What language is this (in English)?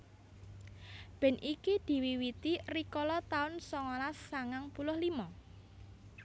Javanese